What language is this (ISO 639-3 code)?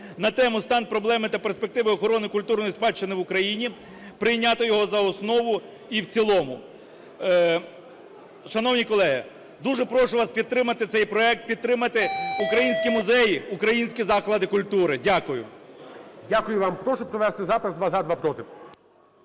ukr